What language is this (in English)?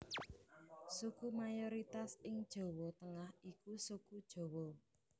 Javanese